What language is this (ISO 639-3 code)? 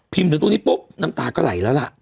tha